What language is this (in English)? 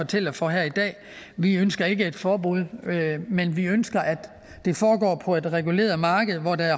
Danish